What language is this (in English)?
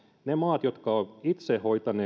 Finnish